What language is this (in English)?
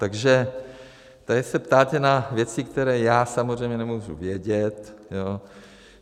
Czech